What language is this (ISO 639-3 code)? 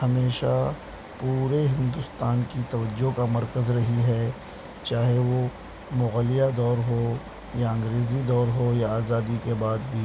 urd